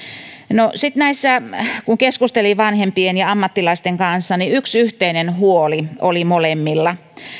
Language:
Finnish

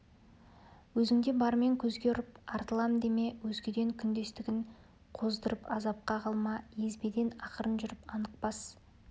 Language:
Kazakh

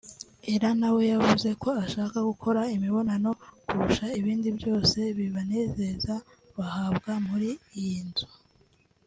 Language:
Kinyarwanda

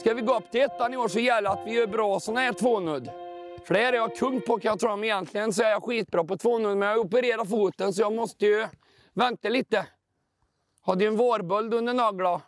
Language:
Swedish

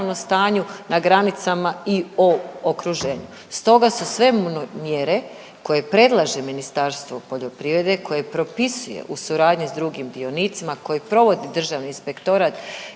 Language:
Croatian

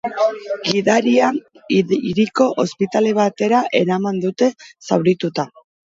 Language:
Basque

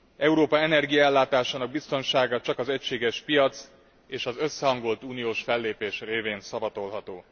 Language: Hungarian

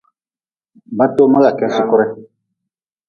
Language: Nawdm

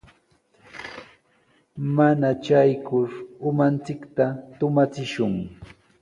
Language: Sihuas Ancash Quechua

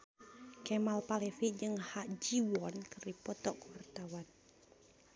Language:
Sundanese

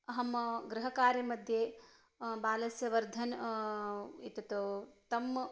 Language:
Sanskrit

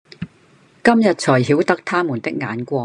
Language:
Cantonese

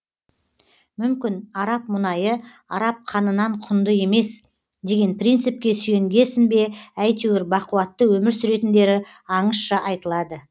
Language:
Kazakh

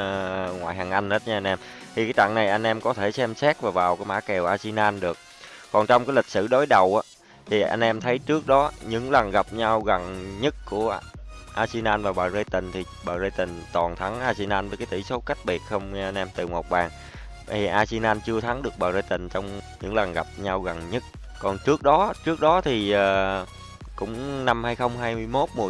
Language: Vietnamese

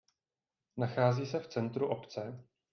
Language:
Czech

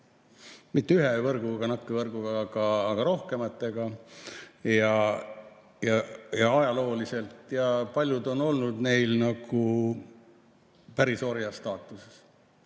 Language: Estonian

